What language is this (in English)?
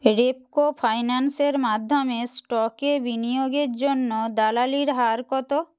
Bangla